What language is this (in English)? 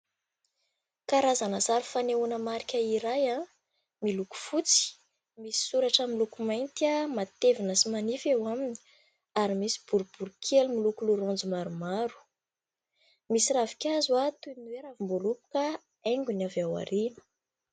Malagasy